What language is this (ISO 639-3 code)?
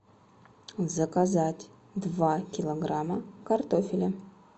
rus